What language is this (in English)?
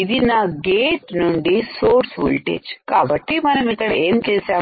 Telugu